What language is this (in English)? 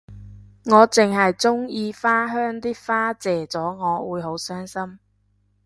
Cantonese